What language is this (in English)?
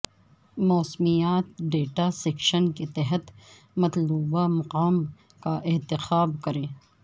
Urdu